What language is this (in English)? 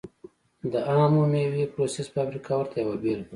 Pashto